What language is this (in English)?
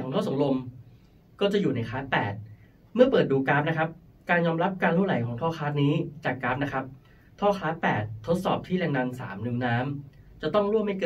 Thai